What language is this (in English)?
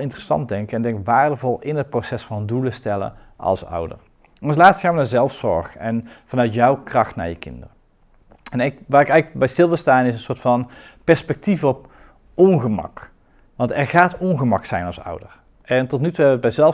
Dutch